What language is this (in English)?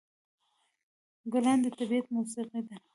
Pashto